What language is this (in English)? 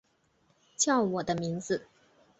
Chinese